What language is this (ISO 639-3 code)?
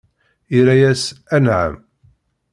kab